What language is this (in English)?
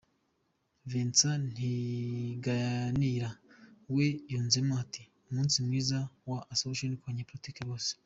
Kinyarwanda